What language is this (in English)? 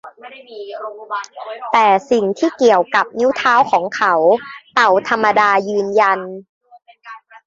Thai